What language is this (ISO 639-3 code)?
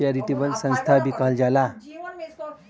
bho